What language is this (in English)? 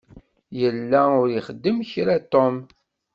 Kabyle